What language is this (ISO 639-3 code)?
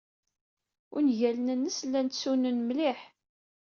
kab